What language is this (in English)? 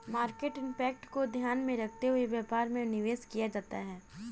Hindi